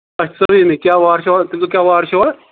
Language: Kashmiri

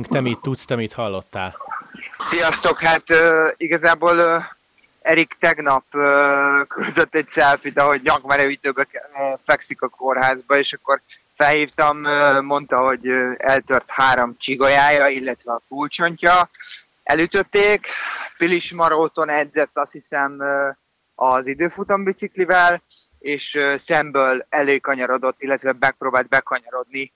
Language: Hungarian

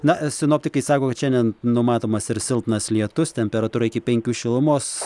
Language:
Lithuanian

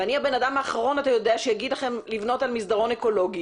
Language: Hebrew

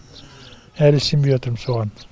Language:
Kazakh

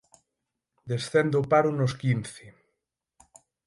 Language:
Galician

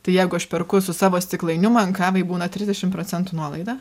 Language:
Lithuanian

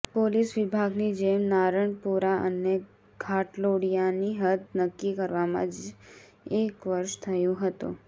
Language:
Gujarati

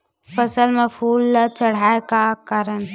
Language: Chhattisgarhi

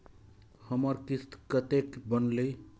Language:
Maithili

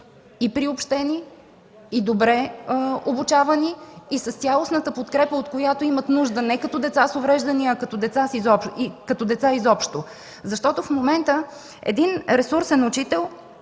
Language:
Bulgarian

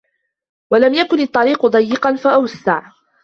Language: Arabic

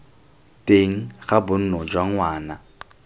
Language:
Tswana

